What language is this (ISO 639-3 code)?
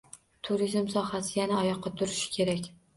uzb